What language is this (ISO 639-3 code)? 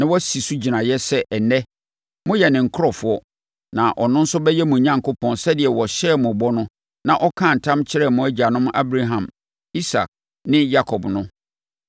aka